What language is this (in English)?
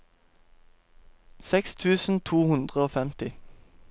Norwegian